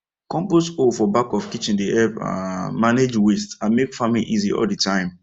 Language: Nigerian Pidgin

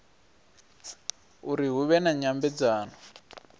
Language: Venda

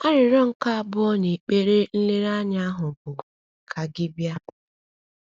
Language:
Igbo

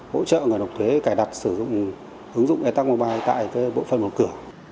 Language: Vietnamese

